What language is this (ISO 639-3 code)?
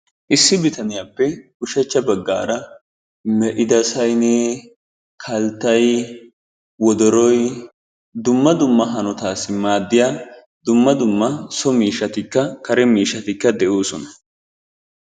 wal